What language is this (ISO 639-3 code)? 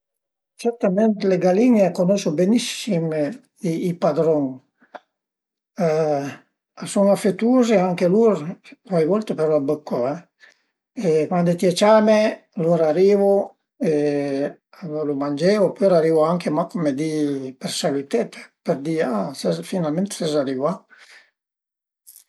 pms